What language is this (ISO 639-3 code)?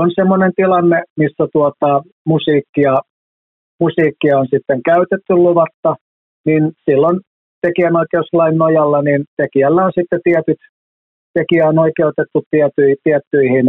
fin